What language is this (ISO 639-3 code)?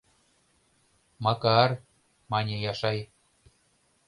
chm